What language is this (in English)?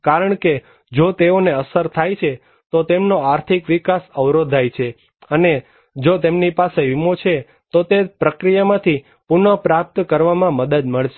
Gujarati